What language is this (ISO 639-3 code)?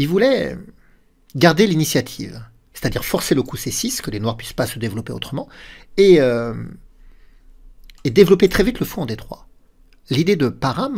fra